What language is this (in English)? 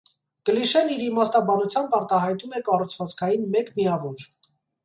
Armenian